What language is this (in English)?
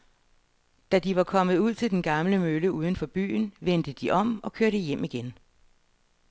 Danish